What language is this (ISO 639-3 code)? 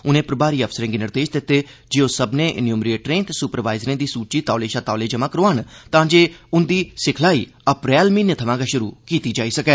doi